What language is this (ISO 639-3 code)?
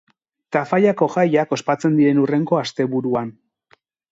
eus